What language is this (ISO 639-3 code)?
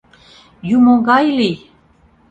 chm